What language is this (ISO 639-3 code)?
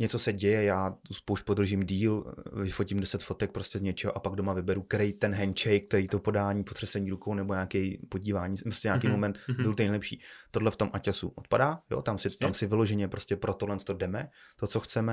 ces